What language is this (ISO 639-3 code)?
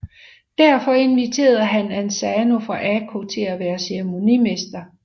dan